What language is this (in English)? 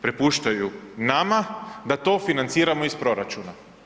Croatian